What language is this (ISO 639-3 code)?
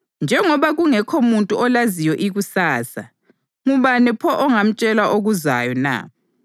nde